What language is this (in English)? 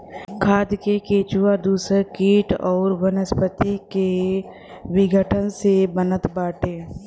Bhojpuri